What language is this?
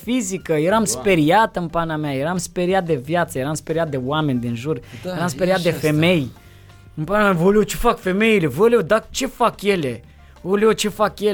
Romanian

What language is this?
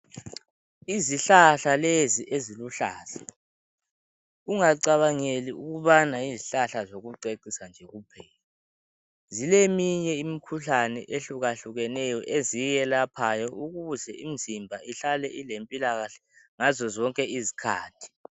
North Ndebele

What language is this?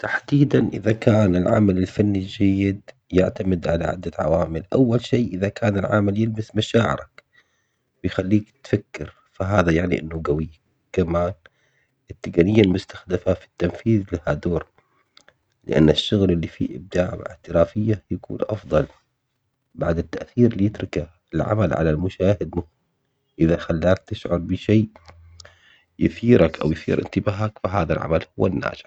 Omani Arabic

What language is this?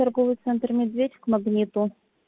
Russian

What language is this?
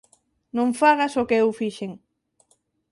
Galician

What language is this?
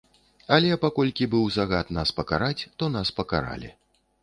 Belarusian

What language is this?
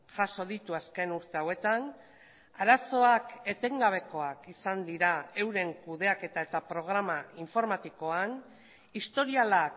Basque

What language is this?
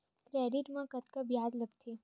Chhattisgarhi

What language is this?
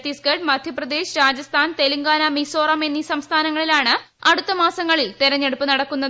Malayalam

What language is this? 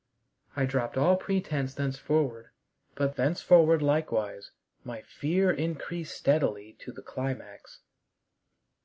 English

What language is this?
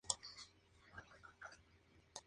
Spanish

